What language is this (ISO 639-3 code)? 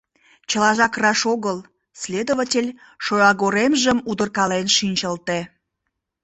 chm